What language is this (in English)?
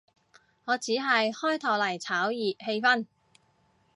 Cantonese